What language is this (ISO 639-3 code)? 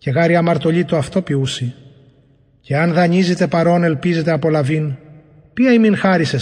ell